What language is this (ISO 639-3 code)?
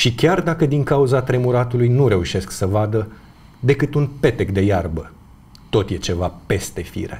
ron